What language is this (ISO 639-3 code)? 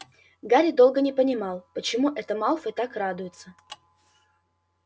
rus